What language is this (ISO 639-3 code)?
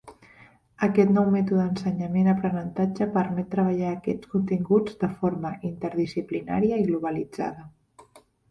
cat